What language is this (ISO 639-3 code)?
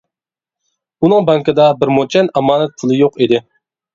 uig